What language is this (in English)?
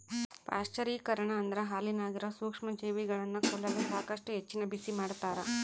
Kannada